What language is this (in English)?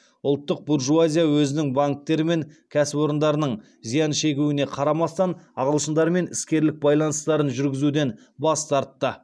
Kazakh